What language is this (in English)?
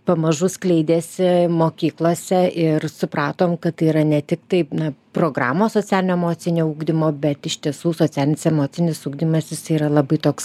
Lithuanian